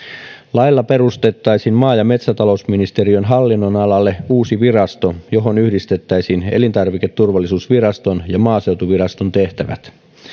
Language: Finnish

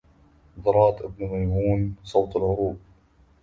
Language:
Arabic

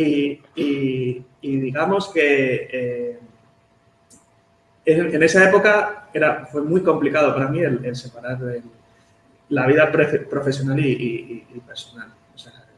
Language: Spanish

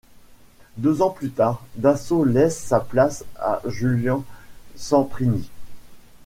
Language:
French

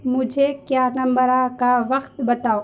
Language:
Urdu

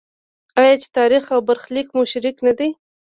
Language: Pashto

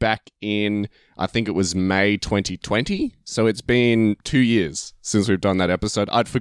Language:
English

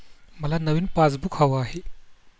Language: Marathi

